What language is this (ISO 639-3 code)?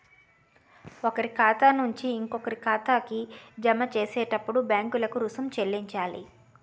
tel